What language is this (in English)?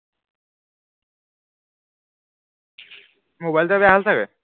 Assamese